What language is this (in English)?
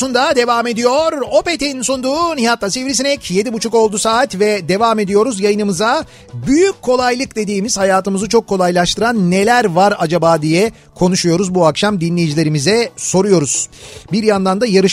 Turkish